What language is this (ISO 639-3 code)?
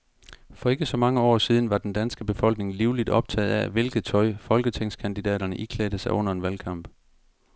dan